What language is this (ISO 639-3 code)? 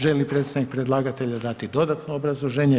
hrv